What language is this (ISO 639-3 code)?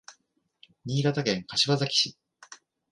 jpn